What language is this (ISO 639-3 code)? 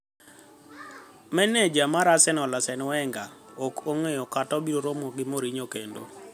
luo